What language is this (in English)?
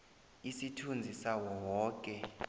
South Ndebele